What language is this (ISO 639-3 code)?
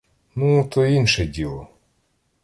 ukr